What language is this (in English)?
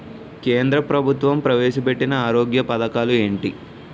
Telugu